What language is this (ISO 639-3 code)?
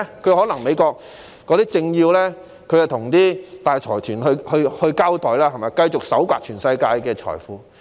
yue